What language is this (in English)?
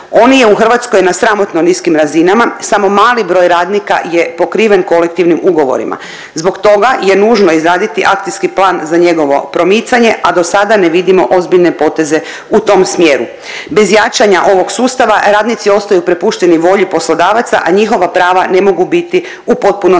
Croatian